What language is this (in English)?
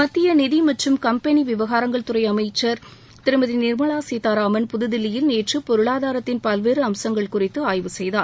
Tamil